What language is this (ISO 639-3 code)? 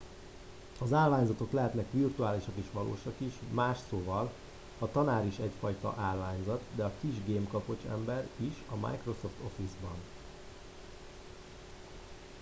hun